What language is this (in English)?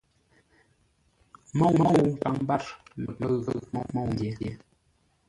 Ngombale